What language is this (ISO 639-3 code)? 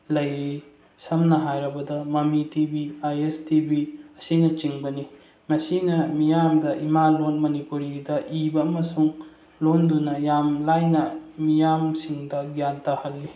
mni